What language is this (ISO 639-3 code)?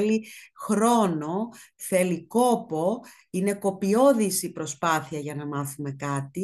ell